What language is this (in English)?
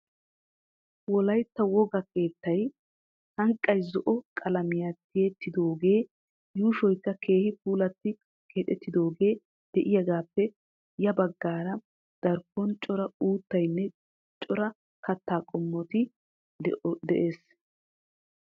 Wolaytta